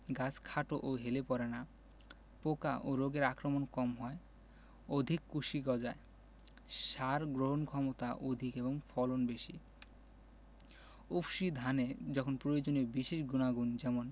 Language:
Bangla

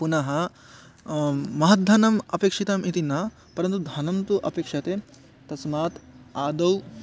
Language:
Sanskrit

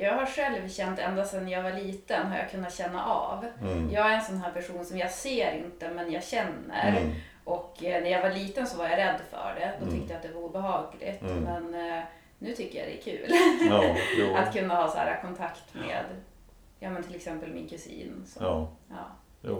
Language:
Swedish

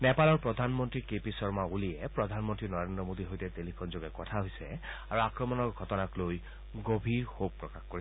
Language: Assamese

